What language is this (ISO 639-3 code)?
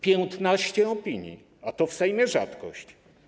pol